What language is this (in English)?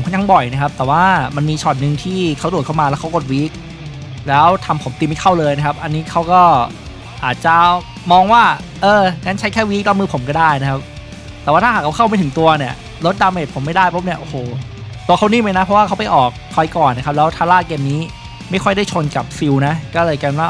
Thai